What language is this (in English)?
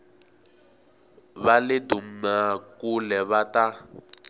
Tsonga